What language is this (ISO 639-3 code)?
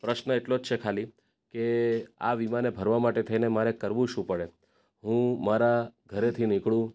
guj